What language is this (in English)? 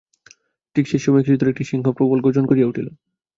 Bangla